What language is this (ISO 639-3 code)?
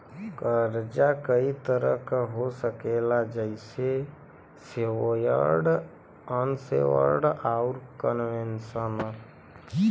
bho